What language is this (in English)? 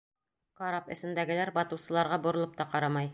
Bashkir